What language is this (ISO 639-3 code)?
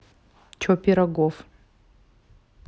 rus